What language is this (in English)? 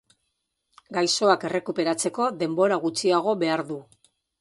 Basque